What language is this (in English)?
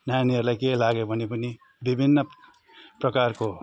Nepali